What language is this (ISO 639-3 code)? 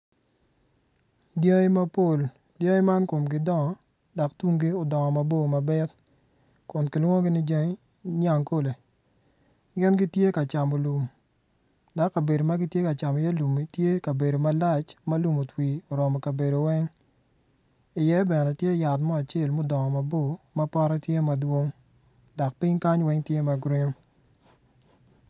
ach